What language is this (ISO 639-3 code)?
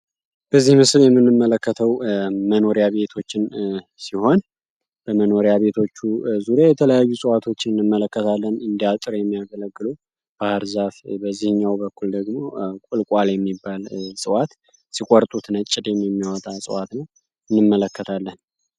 amh